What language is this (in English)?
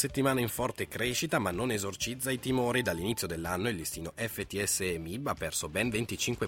Italian